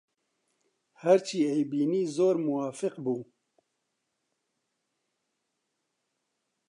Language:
Central Kurdish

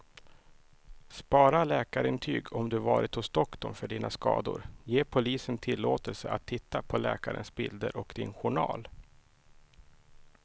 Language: Swedish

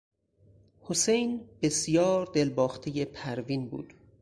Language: Persian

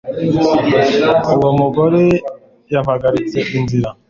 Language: Kinyarwanda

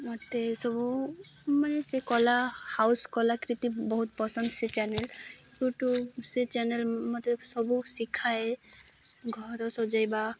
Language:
Odia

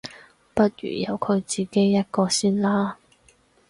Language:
Cantonese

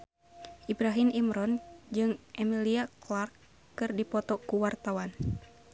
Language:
Sundanese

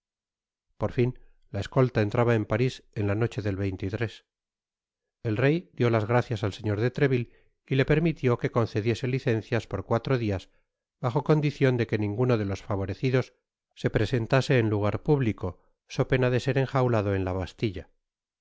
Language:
Spanish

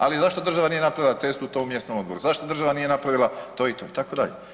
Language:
Croatian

